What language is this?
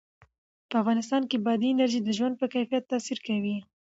Pashto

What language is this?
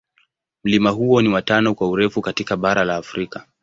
Swahili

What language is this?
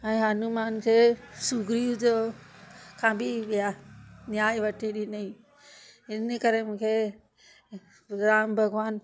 Sindhi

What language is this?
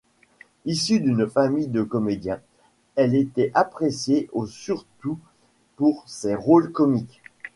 French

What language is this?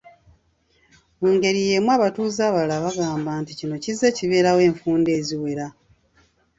Ganda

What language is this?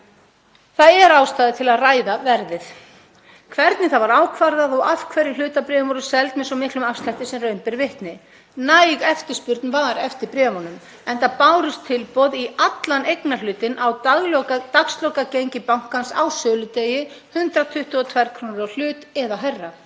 Icelandic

